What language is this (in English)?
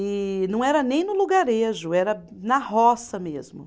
Portuguese